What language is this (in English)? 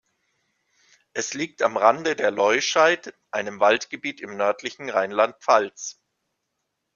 German